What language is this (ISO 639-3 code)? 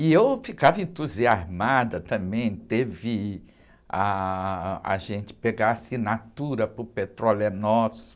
por